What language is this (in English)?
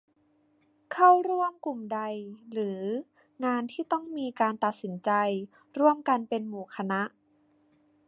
Thai